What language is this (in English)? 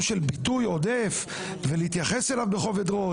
Hebrew